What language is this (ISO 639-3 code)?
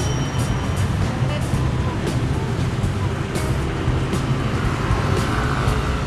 jpn